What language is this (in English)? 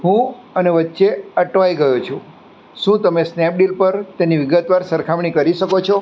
Gujarati